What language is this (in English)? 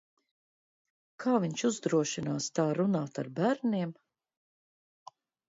Latvian